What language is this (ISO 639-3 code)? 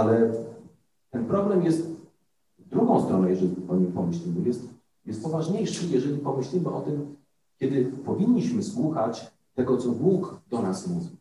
pol